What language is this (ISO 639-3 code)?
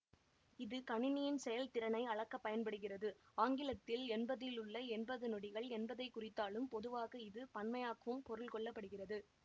tam